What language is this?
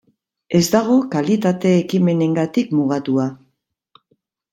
Basque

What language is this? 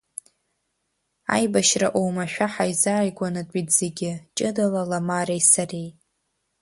Abkhazian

